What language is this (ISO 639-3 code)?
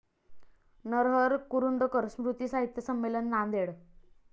mar